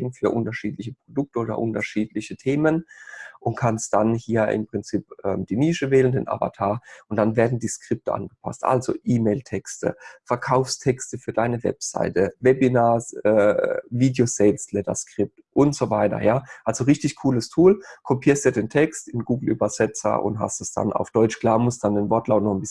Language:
German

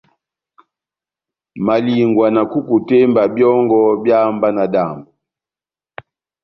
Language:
Batanga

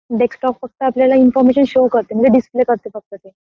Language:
Marathi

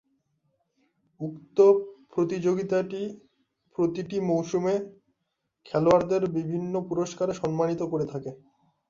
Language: Bangla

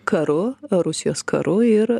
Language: Lithuanian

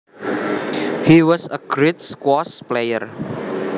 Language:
Javanese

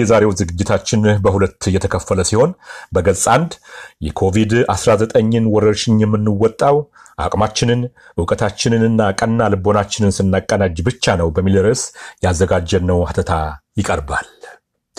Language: Amharic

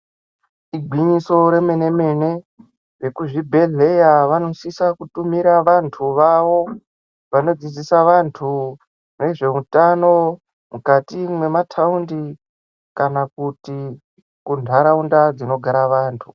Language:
Ndau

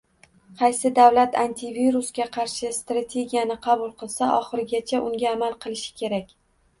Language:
Uzbek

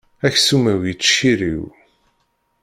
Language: Kabyle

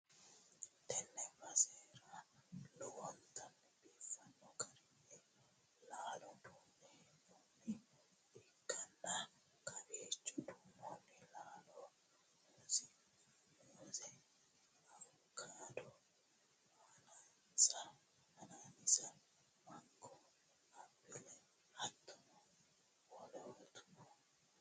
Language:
Sidamo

